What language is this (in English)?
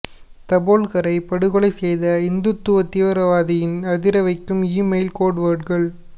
Tamil